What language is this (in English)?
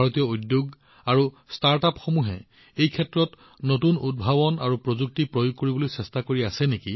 Assamese